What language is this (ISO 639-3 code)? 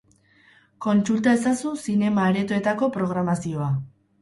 eus